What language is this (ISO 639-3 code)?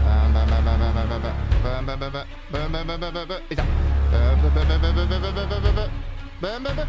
jpn